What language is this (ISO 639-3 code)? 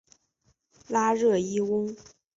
zho